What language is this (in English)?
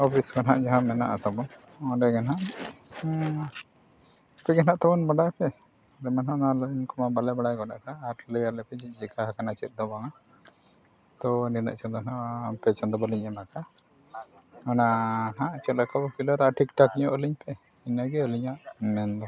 Santali